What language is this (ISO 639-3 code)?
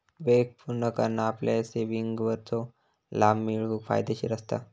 mar